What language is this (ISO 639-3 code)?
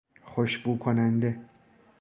fas